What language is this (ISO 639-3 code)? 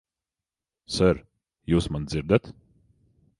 lav